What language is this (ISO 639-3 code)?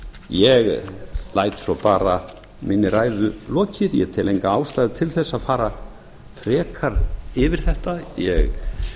isl